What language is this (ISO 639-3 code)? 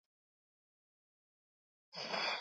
eus